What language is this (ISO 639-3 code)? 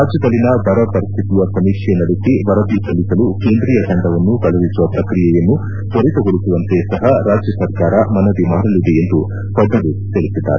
kan